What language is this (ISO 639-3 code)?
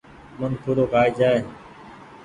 gig